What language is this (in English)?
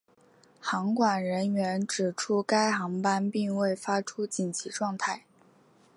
Chinese